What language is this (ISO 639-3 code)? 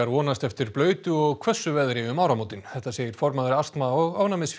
isl